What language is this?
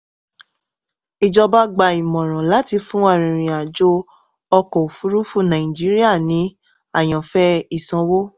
Yoruba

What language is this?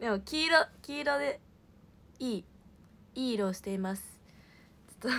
Japanese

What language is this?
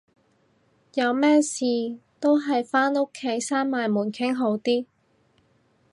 Cantonese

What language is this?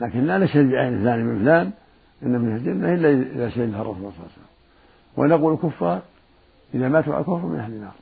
Arabic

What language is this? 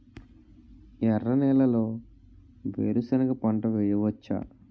Telugu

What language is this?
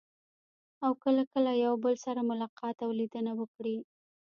Pashto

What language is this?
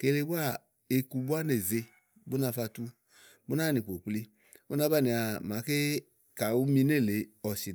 Igo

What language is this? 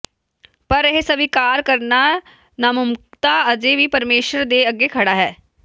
Punjabi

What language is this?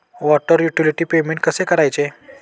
Marathi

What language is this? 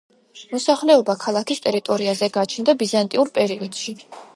Georgian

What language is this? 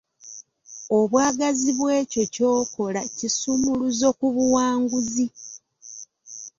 Ganda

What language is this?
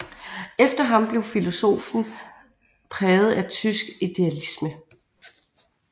Danish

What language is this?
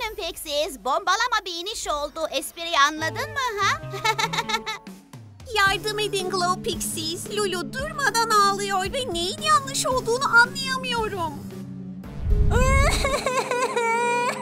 Turkish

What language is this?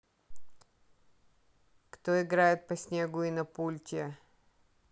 Russian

